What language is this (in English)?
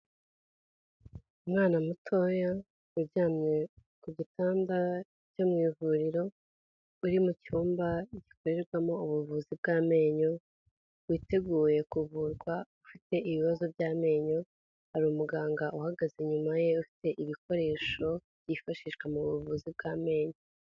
Kinyarwanda